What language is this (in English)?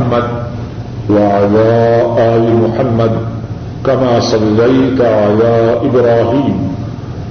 Urdu